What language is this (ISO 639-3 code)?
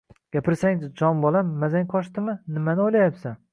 uzb